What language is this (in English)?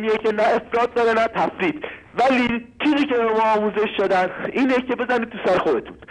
Persian